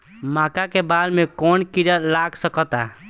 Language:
Bhojpuri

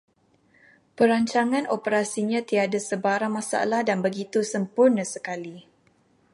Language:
Malay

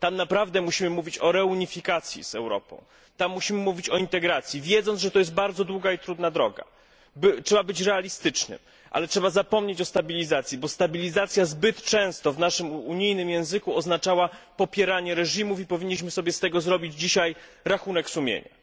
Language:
Polish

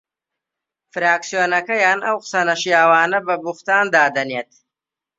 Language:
Central Kurdish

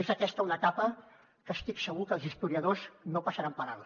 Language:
Catalan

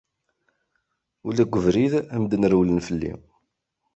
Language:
Kabyle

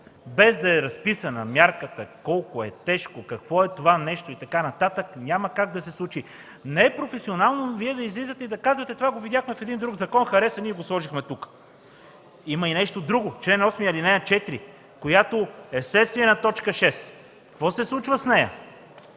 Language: Bulgarian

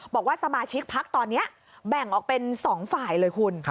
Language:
Thai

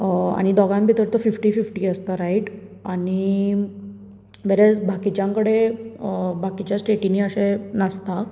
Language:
Konkani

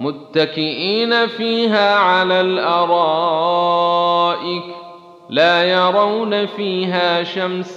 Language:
Arabic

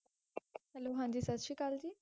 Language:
Punjabi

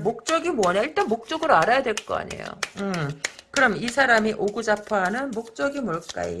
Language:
Korean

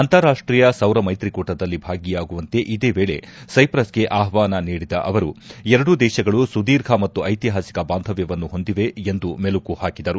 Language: Kannada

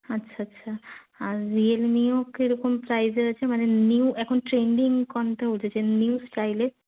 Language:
Bangla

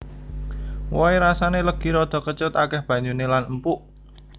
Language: Javanese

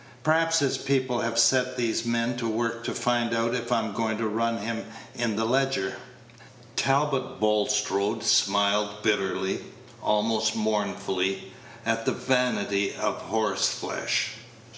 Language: English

